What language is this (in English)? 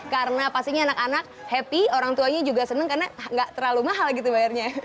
Indonesian